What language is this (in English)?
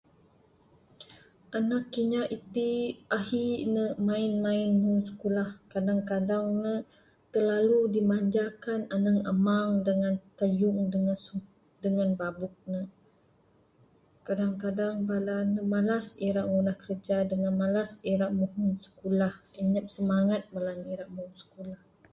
Bukar-Sadung Bidayuh